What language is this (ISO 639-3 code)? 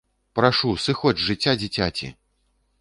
bel